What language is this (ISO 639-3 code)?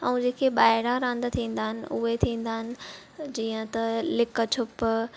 snd